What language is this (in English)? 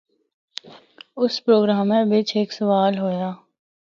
Northern Hindko